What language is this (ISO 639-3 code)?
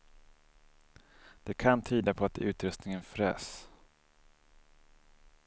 swe